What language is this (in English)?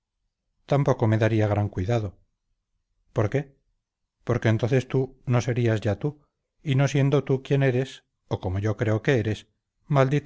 Spanish